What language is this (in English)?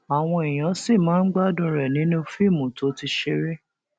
Yoruba